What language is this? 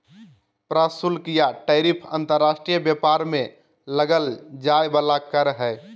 Magahi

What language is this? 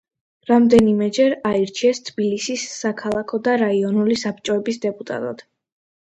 Georgian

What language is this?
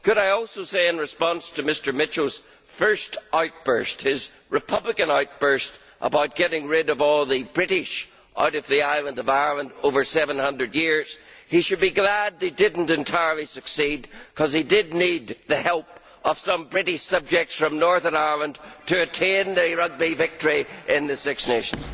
English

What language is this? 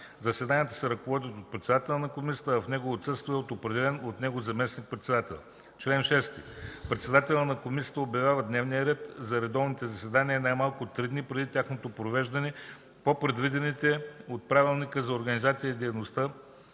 Bulgarian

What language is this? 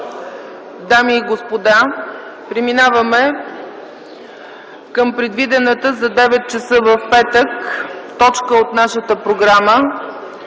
Bulgarian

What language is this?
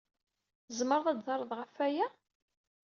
Kabyle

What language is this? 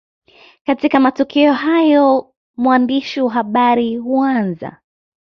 Swahili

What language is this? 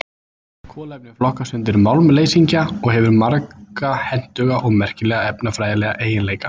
Icelandic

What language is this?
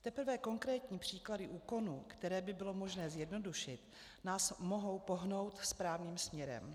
Czech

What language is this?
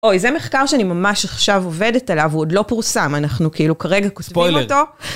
Hebrew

